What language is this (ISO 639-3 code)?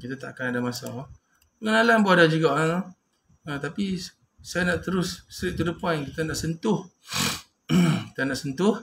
msa